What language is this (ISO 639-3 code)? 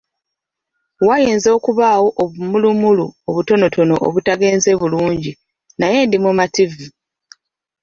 lug